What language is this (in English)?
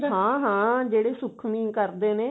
Punjabi